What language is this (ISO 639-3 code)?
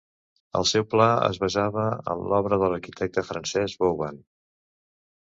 cat